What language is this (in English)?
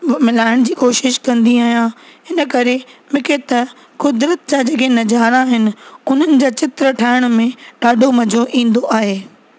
Sindhi